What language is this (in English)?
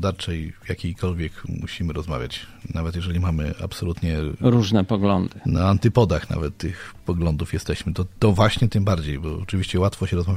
Polish